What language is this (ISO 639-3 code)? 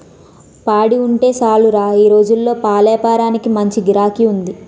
tel